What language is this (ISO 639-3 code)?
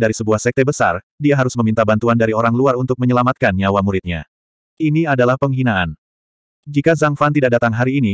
ind